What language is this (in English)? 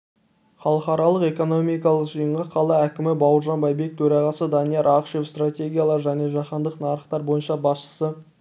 Kazakh